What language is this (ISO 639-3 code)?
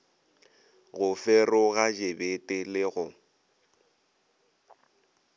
nso